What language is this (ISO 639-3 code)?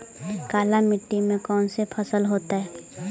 mag